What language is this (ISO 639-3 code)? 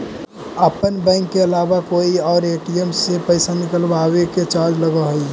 mag